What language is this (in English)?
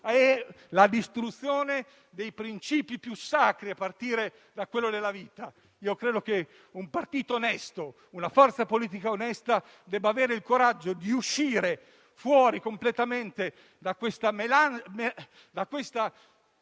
Italian